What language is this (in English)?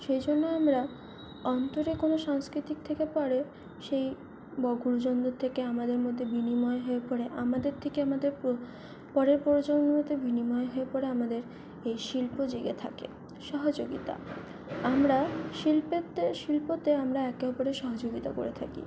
Bangla